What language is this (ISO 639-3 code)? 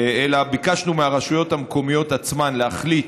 heb